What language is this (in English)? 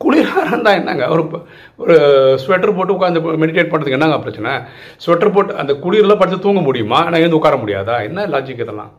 Tamil